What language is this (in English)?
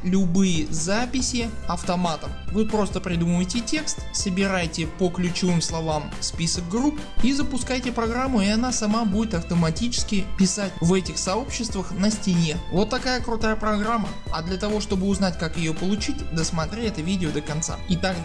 Russian